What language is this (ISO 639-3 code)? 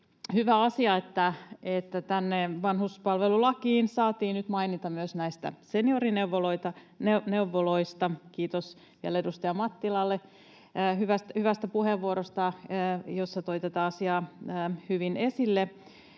fin